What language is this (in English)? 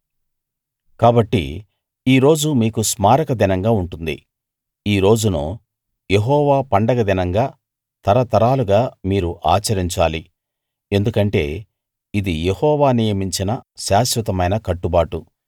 Telugu